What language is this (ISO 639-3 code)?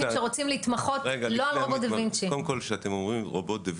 heb